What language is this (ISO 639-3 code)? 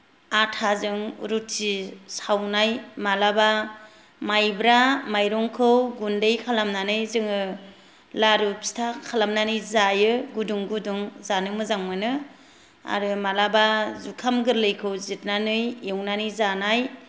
brx